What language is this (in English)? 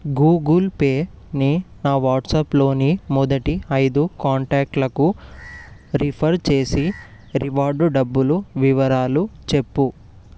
Telugu